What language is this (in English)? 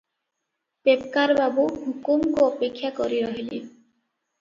Odia